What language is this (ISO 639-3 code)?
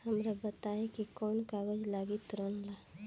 bho